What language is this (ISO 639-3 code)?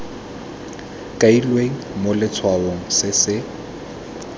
tsn